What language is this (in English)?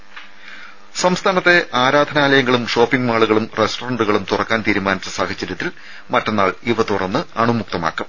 Malayalam